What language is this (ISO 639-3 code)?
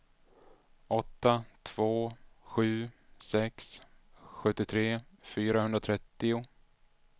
swe